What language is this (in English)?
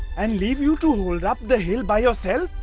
English